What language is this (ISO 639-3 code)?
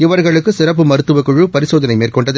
tam